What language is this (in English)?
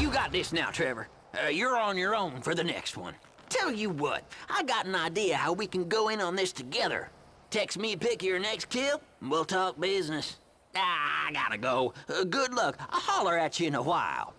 English